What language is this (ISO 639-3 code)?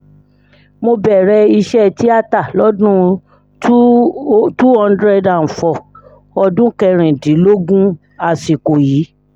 yor